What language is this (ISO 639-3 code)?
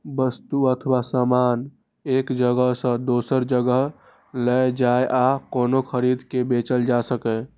mai